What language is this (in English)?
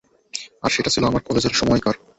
Bangla